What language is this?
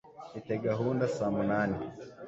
Kinyarwanda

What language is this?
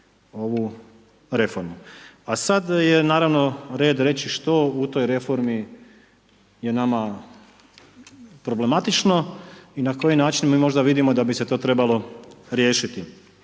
Croatian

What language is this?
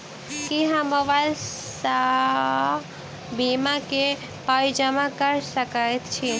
Maithili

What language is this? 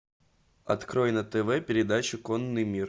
Russian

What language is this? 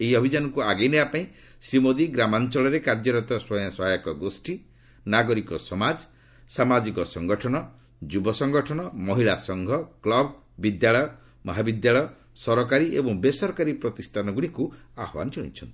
Odia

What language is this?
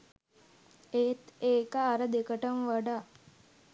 Sinhala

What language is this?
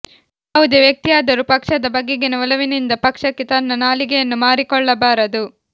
Kannada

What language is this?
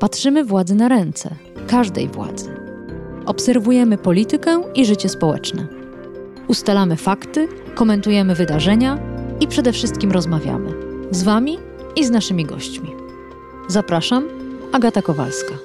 Polish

